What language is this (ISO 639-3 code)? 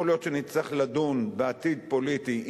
heb